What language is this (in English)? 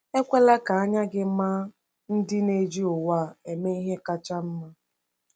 Igbo